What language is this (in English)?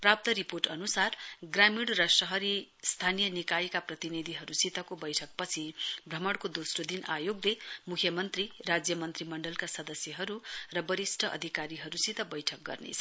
Nepali